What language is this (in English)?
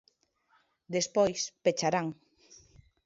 Galician